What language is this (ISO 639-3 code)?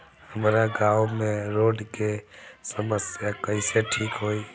bho